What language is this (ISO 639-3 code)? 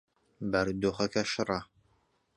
ckb